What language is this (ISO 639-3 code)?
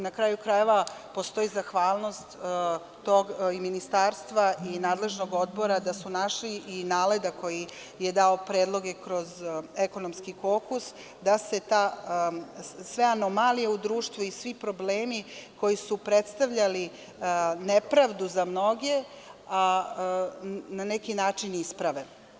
srp